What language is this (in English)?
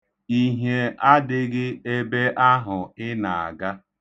Igbo